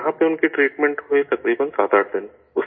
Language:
Urdu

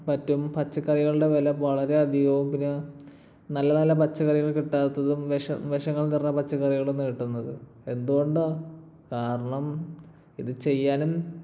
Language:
Malayalam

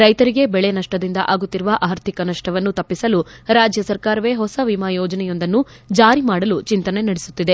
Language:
Kannada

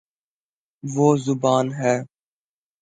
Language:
Urdu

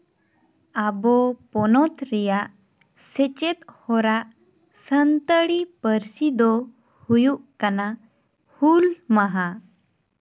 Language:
Santali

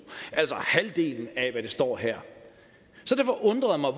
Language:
Danish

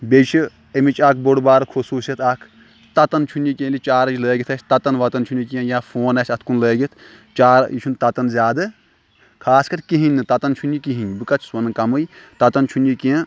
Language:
Kashmiri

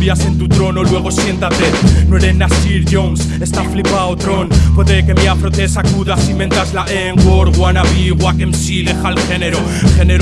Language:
Spanish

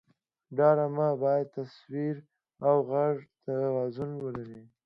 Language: Pashto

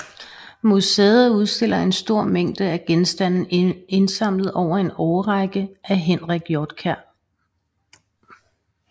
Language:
Danish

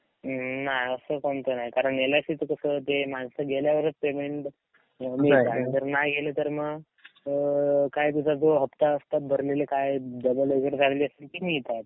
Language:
Marathi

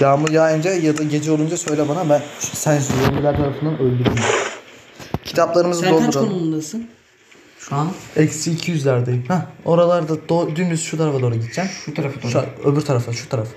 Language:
Turkish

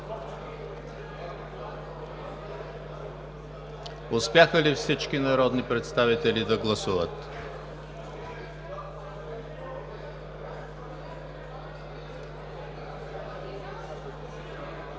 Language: Bulgarian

